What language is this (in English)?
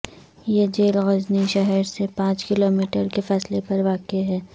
Urdu